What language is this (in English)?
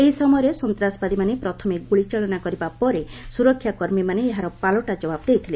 Odia